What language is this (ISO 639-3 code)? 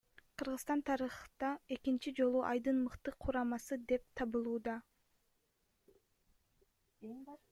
kir